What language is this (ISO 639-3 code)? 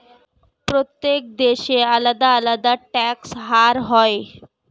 ben